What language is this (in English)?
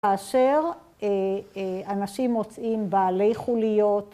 Hebrew